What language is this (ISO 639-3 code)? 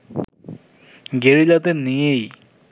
ben